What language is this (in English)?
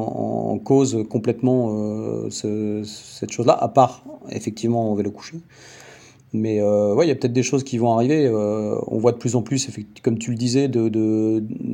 French